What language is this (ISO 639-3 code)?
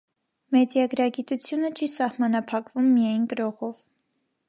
hye